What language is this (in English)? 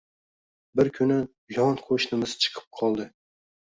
Uzbek